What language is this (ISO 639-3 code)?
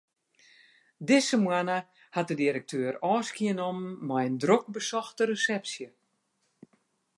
fry